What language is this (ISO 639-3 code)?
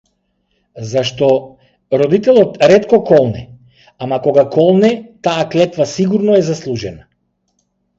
mkd